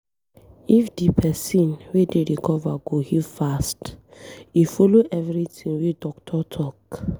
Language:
Nigerian Pidgin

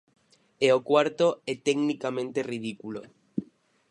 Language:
Galician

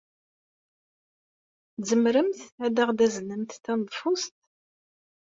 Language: Kabyle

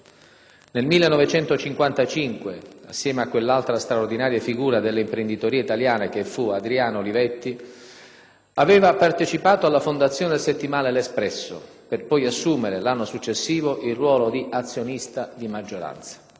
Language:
Italian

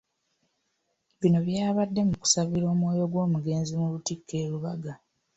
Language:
Ganda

